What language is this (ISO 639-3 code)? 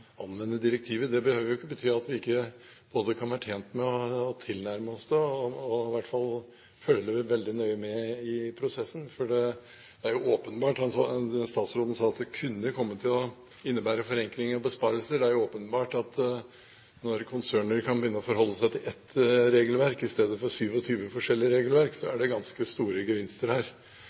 nob